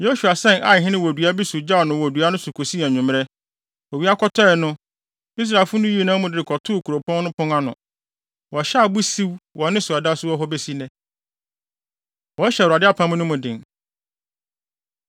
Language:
Akan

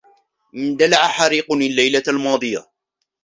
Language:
Arabic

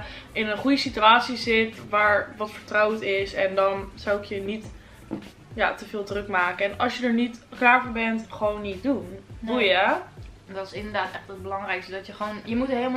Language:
Dutch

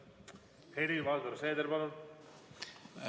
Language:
Estonian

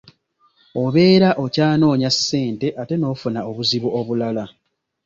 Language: Ganda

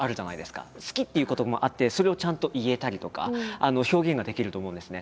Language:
Japanese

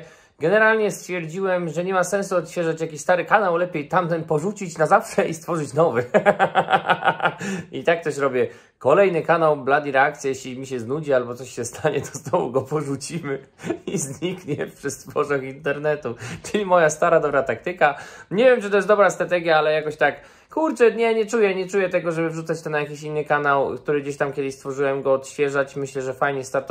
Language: Polish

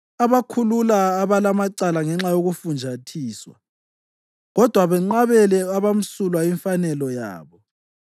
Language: North Ndebele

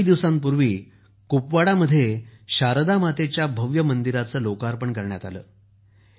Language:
Marathi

